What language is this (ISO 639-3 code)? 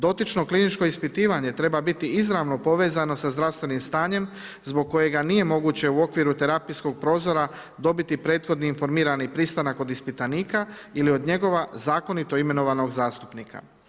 hrv